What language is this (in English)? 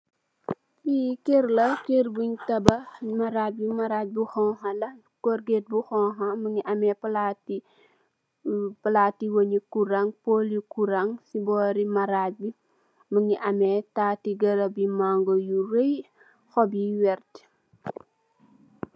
Wolof